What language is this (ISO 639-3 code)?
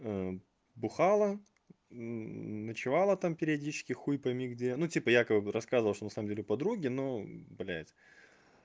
rus